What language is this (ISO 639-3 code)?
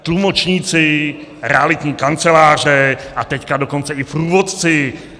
ces